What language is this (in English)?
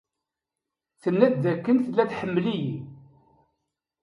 Kabyle